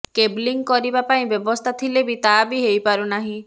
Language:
Odia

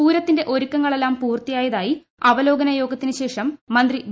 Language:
Malayalam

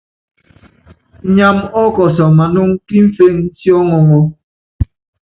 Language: Yangben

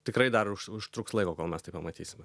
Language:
Lithuanian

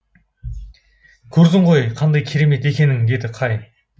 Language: Kazakh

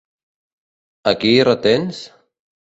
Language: Catalan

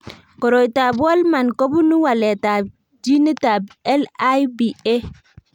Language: Kalenjin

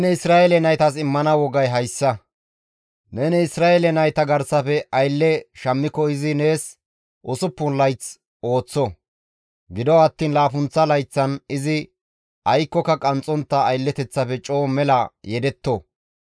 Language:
Gamo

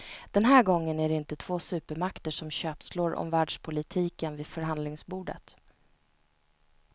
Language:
Swedish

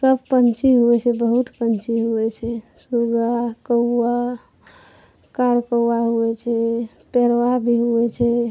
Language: Maithili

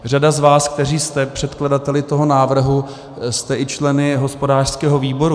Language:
Czech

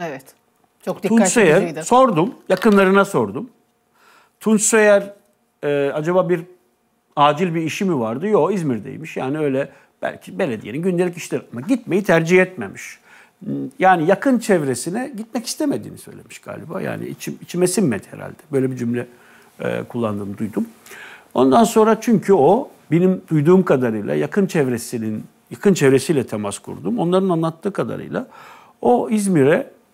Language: Turkish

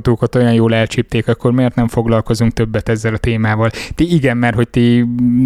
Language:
Hungarian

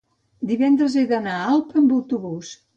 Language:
Catalan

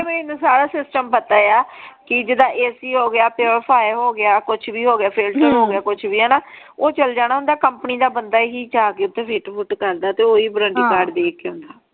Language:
Punjabi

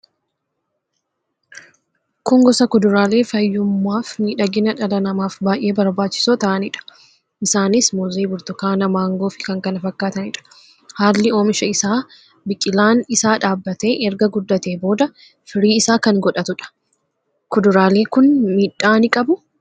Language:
Oromo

